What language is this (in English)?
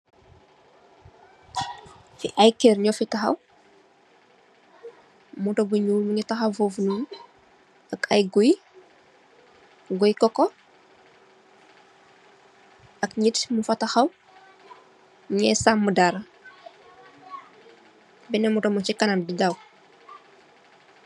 Wolof